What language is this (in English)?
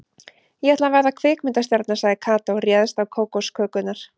Icelandic